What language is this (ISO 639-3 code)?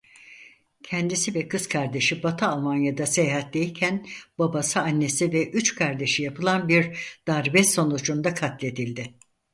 tur